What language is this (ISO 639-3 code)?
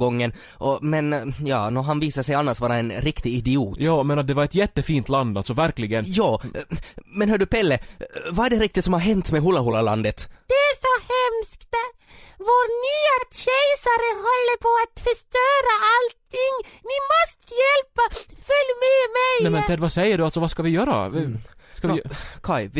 swe